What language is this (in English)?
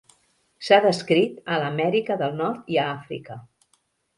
Catalan